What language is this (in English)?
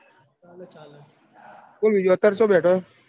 Gujarati